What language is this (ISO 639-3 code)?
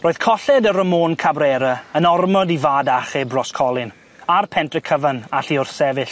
cym